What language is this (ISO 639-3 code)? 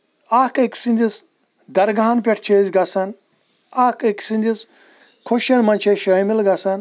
kas